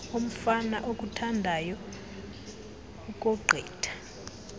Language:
Xhosa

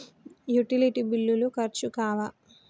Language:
Telugu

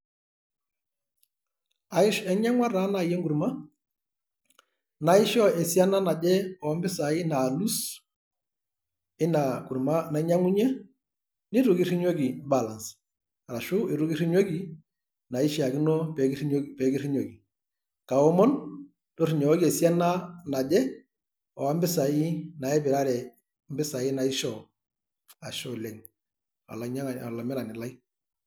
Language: Masai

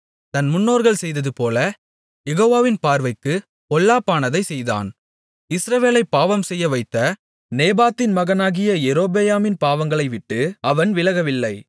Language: Tamil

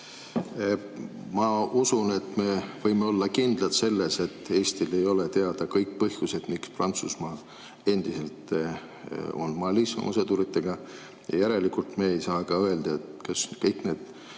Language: Estonian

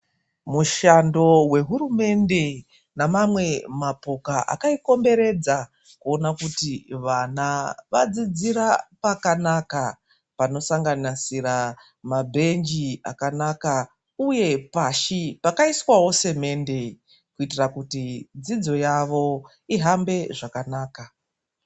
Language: Ndau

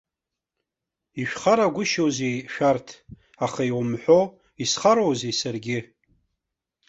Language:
Abkhazian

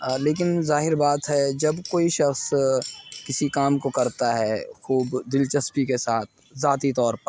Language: Urdu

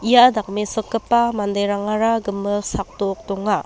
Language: Garo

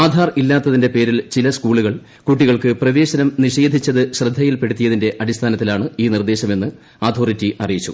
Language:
Malayalam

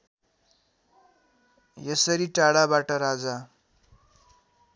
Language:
Nepali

